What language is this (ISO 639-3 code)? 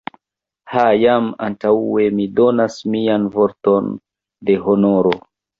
epo